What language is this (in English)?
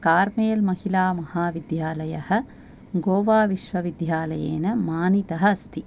Sanskrit